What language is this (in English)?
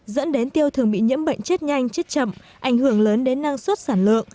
Vietnamese